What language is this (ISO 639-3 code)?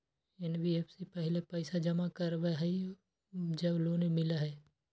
mag